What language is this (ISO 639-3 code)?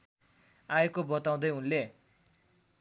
nep